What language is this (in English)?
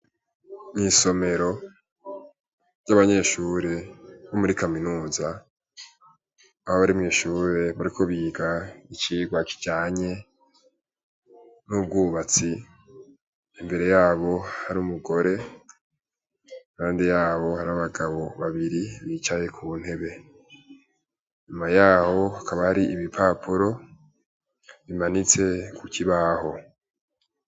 Rundi